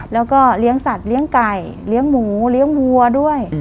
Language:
Thai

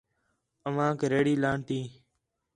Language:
Khetrani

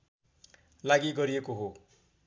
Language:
Nepali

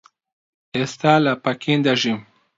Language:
Central Kurdish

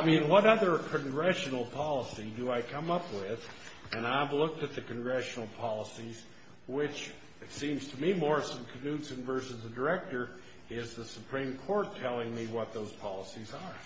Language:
English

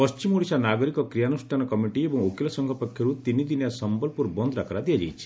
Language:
Odia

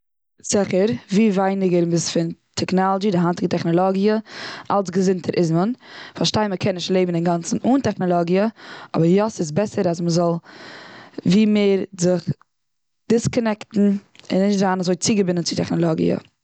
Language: Yiddish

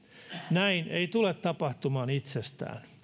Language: Finnish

